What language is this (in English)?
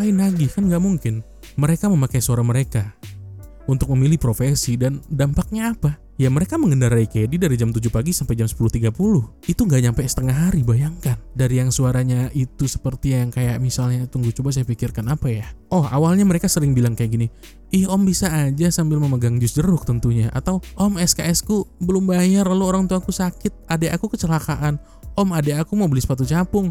Indonesian